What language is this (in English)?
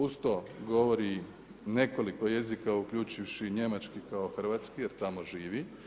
Croatian